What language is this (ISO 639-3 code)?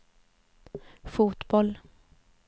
swe